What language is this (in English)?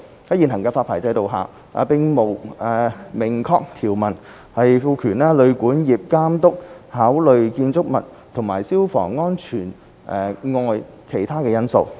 Cantonese